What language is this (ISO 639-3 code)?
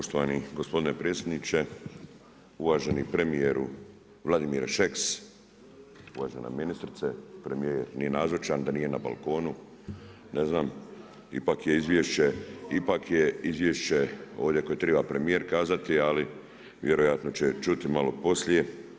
hrv